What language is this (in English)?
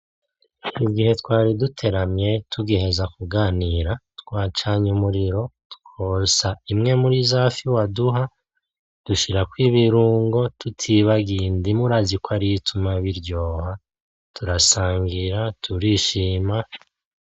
Rundi